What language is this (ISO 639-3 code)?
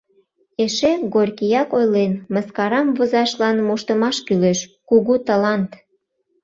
chm